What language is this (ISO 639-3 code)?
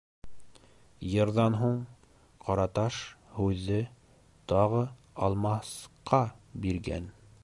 bak